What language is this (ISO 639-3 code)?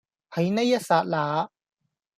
yue